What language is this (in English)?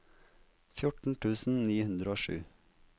Norwegian